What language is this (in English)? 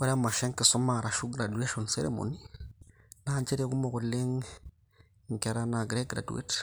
Masai